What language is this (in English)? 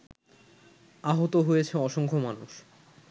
Bangla